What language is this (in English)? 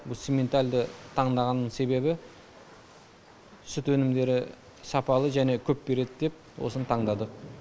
Kazakh